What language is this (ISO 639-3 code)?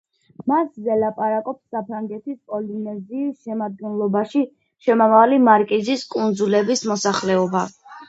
kat